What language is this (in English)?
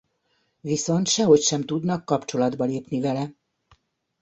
Hungarian